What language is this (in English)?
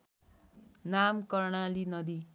Nepali